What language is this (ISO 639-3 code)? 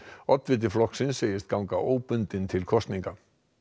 isl